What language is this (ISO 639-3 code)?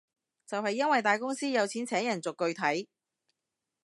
yue